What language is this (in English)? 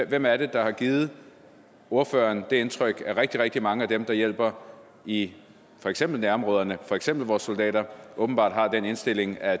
Danish